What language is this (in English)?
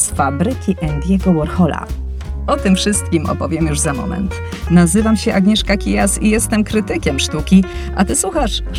Polish